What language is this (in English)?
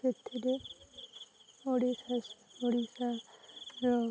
Odia